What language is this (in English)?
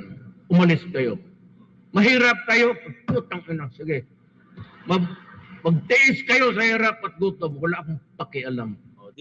Filipino